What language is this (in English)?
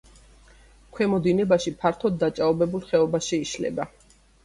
Georgian